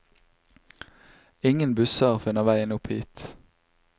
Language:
Norwegian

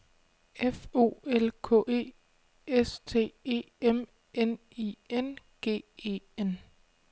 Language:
Danish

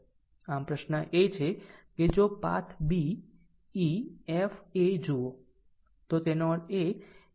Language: Gujarati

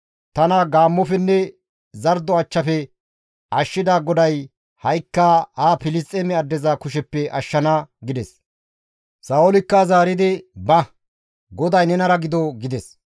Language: Gamo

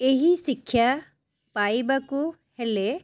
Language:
Odia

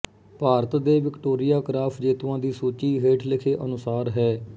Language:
Punjabi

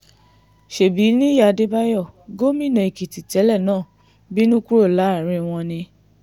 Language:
Yoruba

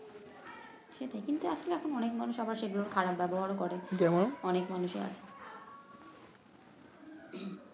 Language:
Bangla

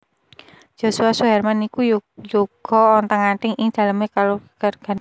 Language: Javanese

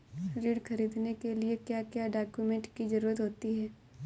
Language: Hindi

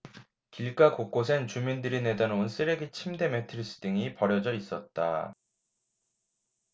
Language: Korean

